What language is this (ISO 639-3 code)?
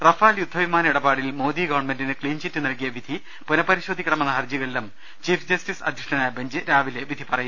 mal